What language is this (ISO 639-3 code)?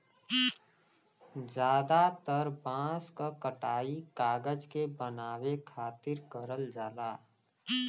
bho